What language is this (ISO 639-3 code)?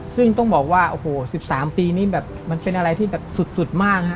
tha